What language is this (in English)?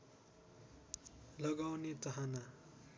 Nepali